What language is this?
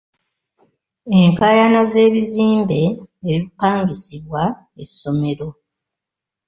Ganda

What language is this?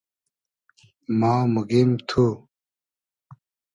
Hazaragi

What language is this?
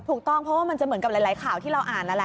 Thai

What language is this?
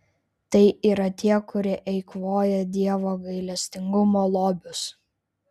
Lithuanian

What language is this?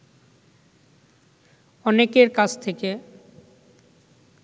Bangla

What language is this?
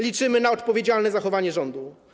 Polish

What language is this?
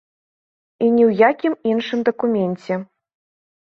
Belarusian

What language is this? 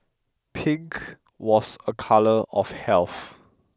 English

